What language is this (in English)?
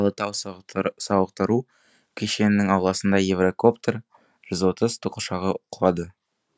Kazakh